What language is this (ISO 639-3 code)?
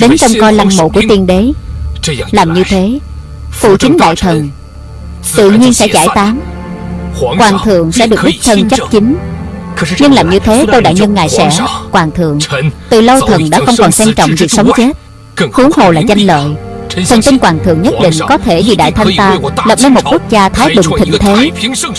vie